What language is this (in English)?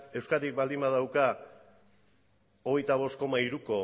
Basque